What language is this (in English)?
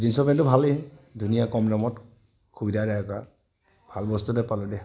Assamese